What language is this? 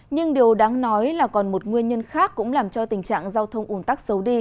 Vietnamese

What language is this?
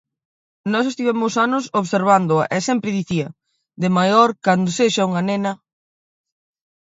Galician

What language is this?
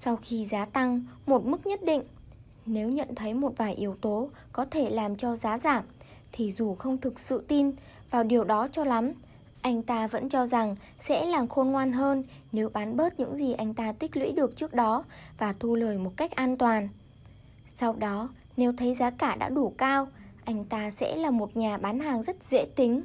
Vietnamese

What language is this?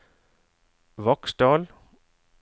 Norwegian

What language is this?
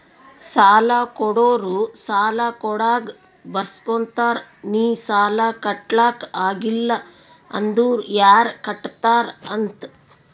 Kannada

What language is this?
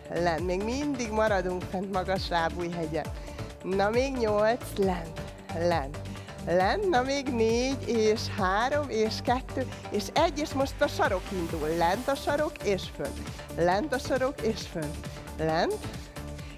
Hungarian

